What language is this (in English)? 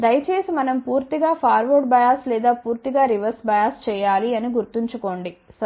Telugu